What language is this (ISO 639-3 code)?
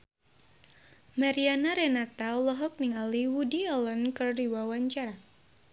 sun